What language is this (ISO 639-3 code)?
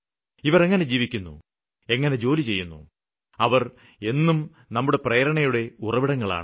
mal